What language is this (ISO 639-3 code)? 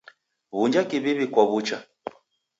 dav